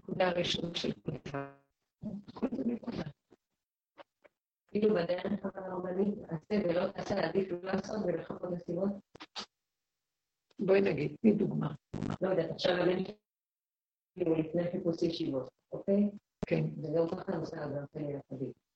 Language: Hebrew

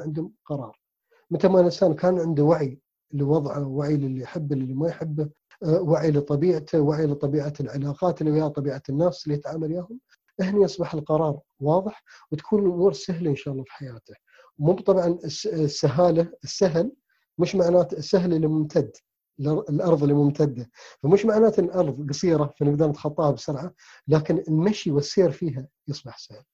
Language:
Arabic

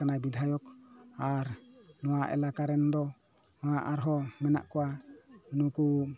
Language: Santali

